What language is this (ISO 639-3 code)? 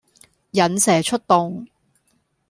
yue